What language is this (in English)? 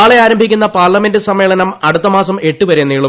Malayalam